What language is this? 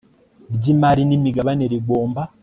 Kinyarwanda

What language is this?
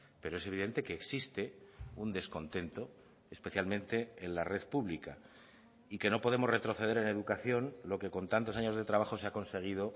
Spanish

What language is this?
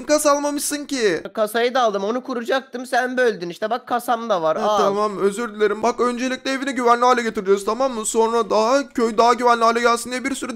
Turkish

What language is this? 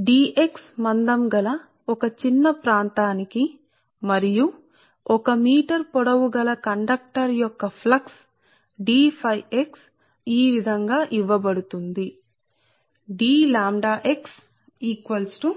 Telugu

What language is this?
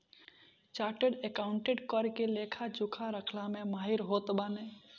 Bhojpuri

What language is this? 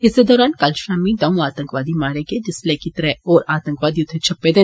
Dogri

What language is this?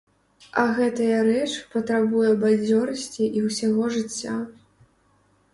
Belarusian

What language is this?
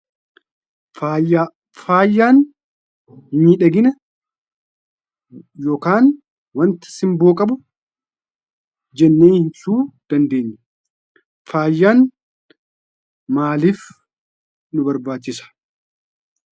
Oromo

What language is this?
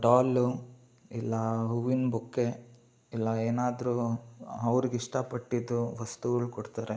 Kannada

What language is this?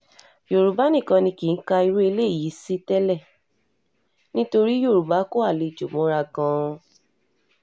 Yoruba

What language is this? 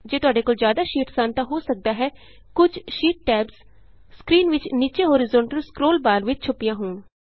Punjabi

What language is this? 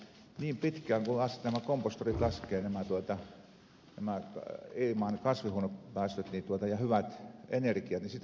Finnish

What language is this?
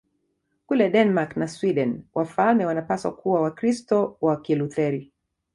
Swahili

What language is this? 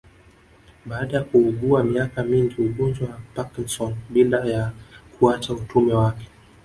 Swahili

